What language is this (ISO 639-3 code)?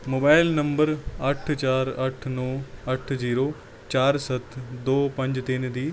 pan